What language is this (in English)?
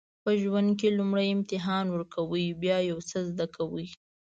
Pashto